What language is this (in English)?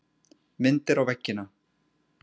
Icelandic